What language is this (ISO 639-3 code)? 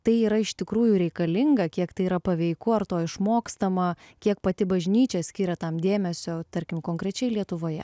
lit